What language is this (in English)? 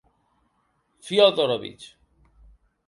Occitan